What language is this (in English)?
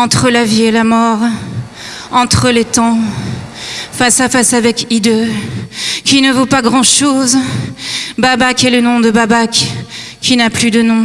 French